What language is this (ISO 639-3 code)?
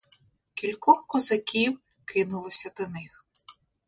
ukr